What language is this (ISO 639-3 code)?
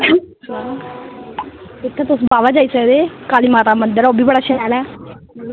doi